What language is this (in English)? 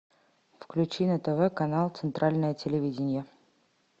Russian